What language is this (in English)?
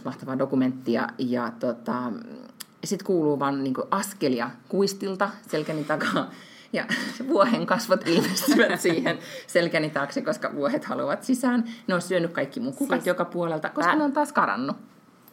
Finnish